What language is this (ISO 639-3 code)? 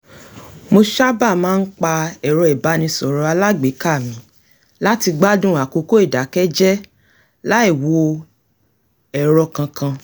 yor